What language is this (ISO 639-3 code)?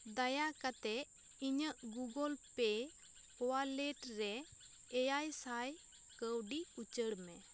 sat